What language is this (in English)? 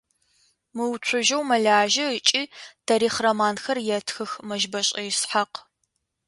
Adyghe